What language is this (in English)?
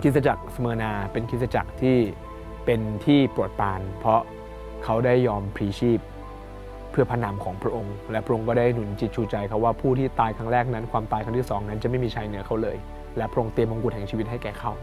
Thai